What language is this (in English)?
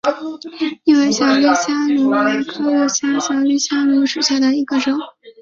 Chinese